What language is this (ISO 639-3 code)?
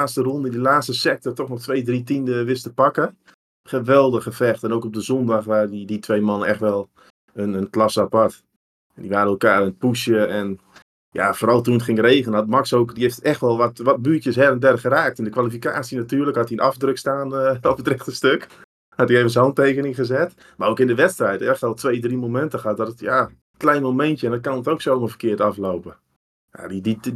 nld